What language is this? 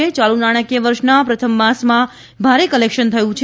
Gujarati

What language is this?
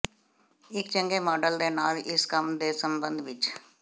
Punjabi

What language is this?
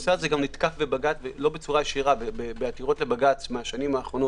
Hebrew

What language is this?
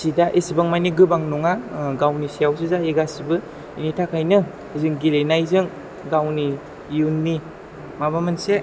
Bodo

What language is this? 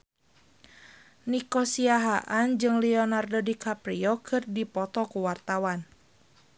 Sundanese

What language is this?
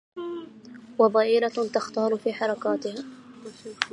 Arabic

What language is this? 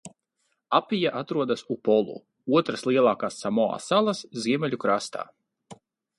Latvian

